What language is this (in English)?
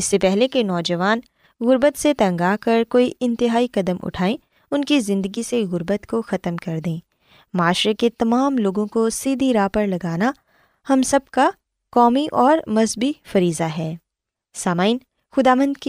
Urdu